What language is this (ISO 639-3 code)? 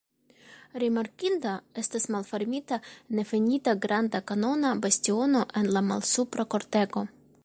epo